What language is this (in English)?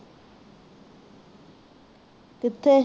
Punjabi